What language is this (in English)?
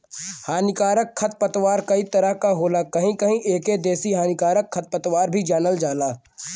Bhojpuri